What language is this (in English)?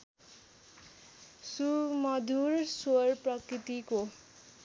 Nepali